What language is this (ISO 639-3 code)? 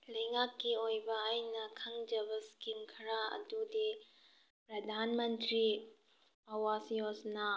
mni